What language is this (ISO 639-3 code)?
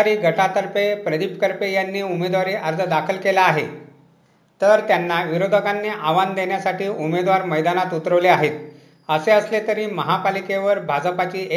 mar